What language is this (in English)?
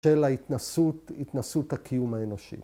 Hebrew